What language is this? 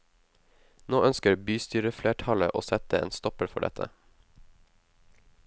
Norwegian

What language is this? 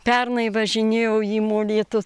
Lithuanian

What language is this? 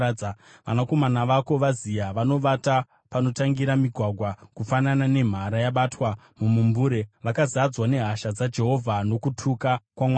Shona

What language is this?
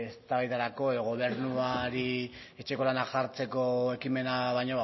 Basque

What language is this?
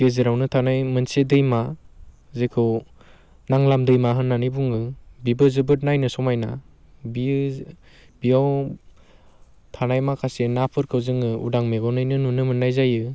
Bodo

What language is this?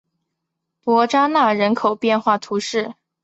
Chinese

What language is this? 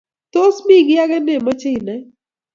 Kalenjin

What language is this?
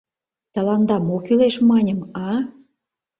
Mari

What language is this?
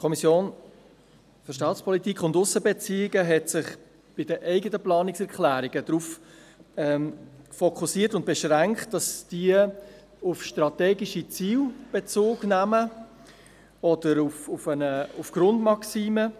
Swiss German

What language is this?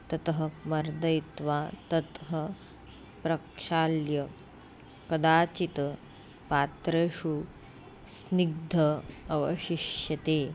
Sanskrit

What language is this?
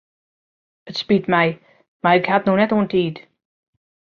Western Frisian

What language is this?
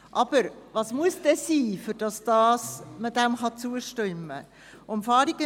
Swiss German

